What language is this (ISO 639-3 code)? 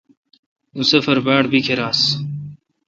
xka